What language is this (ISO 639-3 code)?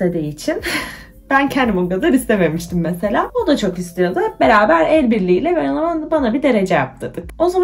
tur